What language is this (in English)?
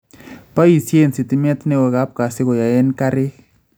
Kalenjin